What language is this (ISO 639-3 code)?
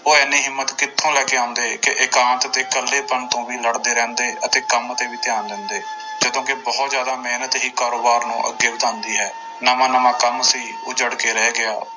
pan